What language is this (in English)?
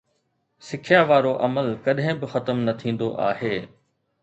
Sindhi